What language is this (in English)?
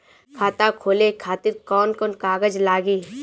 Bhojpuri